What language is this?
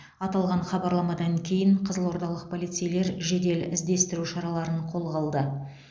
Kazakh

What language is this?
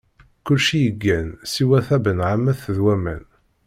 Kabyle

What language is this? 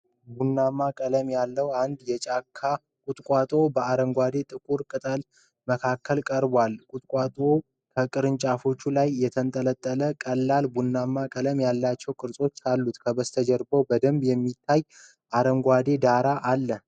Amharic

